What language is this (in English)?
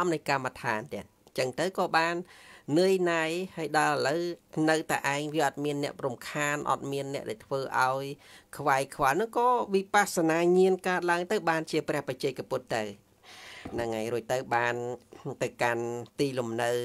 Vietnamese